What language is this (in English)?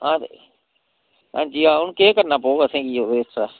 Dogri